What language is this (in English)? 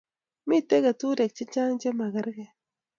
Kalenjin